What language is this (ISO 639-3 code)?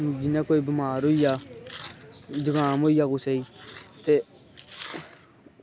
doi